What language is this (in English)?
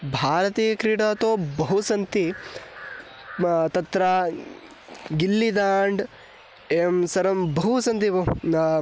Sanskrit